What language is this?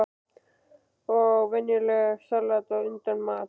Icelandic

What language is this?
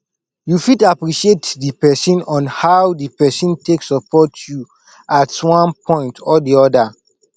Nigerian Pidgin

